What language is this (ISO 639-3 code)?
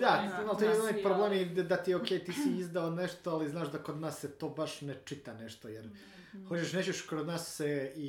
hrv